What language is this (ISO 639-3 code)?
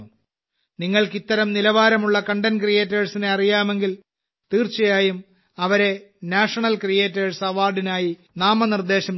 mal